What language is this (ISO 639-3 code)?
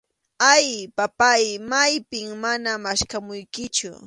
qxu